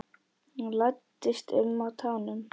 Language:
Icelandic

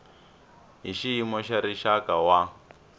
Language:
Tsonga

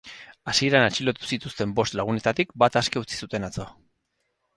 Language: Basque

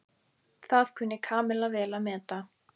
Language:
Icelandic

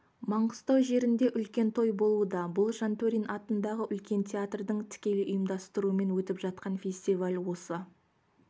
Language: Kazakh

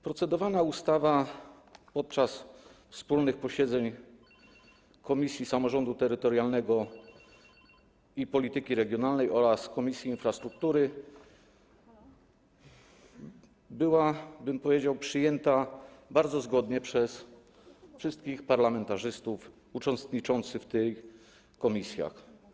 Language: Polish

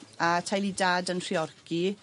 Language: Welsh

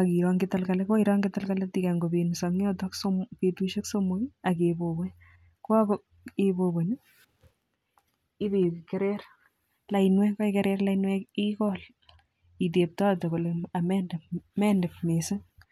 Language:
Kalenjin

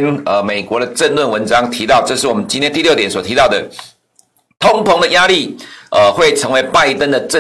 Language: Chinese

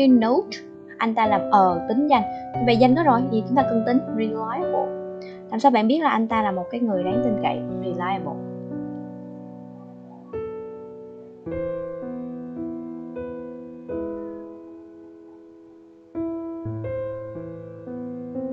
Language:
Vietnamese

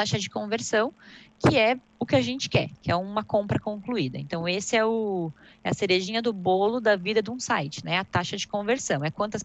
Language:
Portuguese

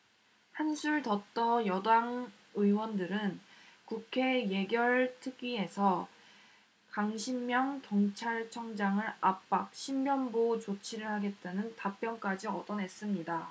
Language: Korean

